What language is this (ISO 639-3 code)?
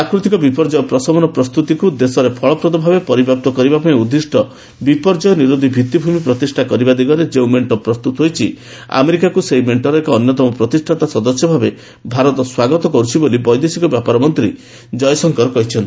ori